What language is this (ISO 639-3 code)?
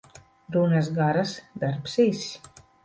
lav